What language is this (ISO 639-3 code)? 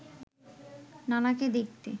ben